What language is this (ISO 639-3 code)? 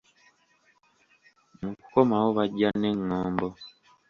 lug